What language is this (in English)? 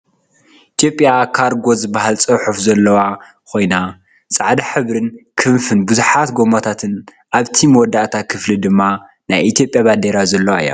Tigrinya